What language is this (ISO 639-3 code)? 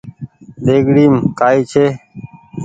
gig